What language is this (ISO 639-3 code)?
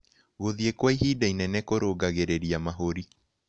kik